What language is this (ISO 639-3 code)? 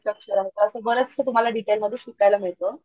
mar